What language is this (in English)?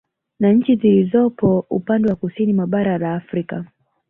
Swahili